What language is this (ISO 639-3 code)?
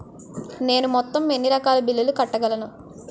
tel